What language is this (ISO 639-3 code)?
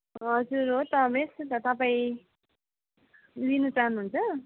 nep